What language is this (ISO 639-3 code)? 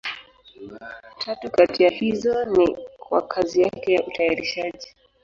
swa